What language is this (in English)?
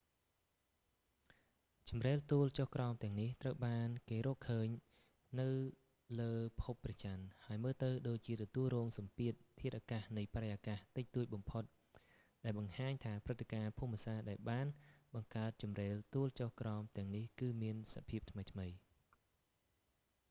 Khmer